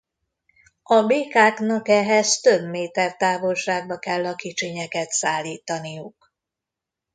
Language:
Hungarian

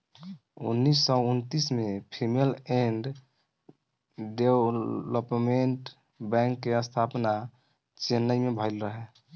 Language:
Bhojpuri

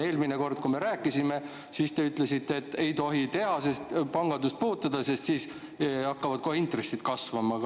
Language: Estonian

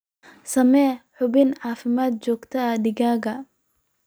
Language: Somali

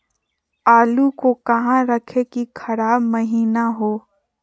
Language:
Magahi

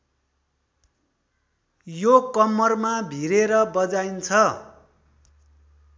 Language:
Nepali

